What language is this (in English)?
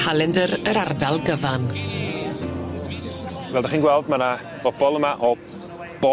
Welsh